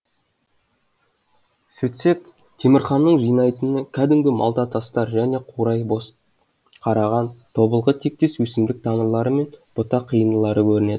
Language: Kazakh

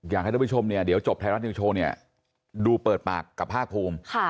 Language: Thai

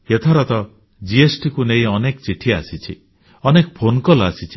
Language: Odia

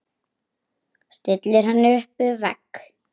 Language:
Icelandic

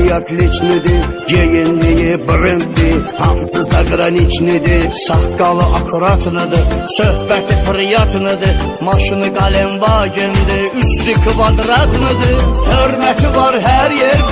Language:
Turkish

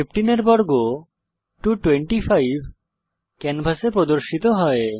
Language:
Bangla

